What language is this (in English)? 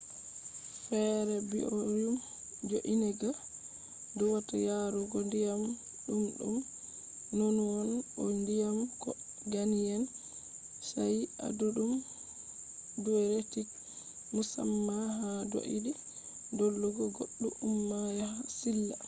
Fula